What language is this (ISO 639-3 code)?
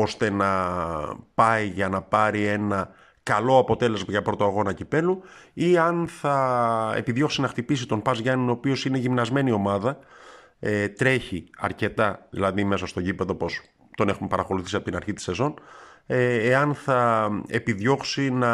ell